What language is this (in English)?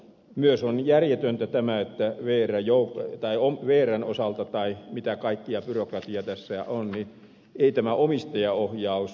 Finnish